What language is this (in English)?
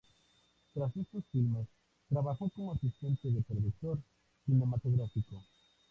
Spanish